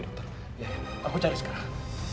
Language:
Indonesian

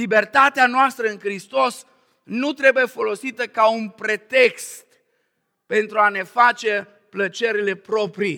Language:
Romanian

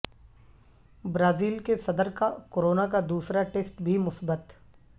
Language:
Urdu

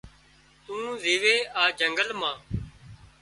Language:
Wadiyara Koli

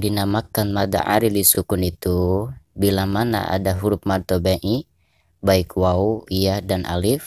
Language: Indonesian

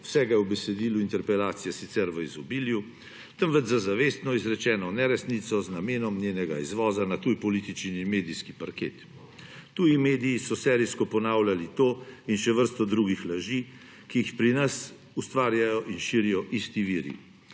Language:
Slovenian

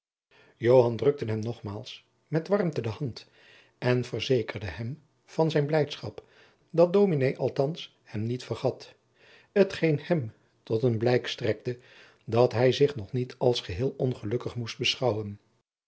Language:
Dutch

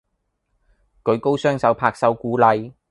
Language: Cantonese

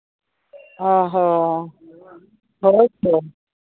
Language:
Santali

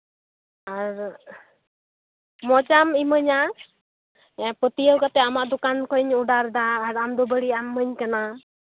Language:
Santali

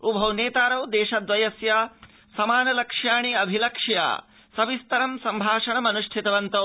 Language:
Sanskrit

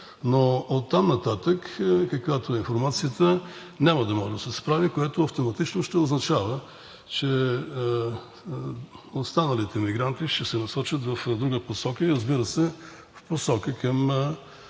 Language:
Bulgarian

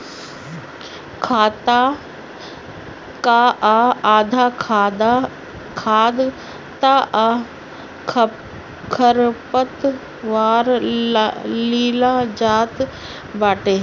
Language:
Bhojpuri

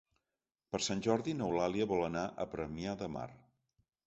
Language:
Catalan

